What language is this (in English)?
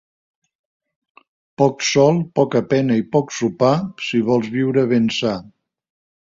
Catalan